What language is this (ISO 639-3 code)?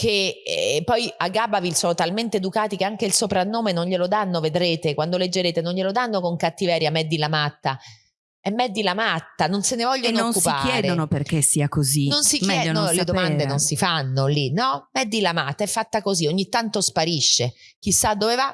ita